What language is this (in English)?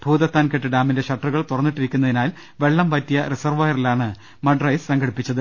Malayalam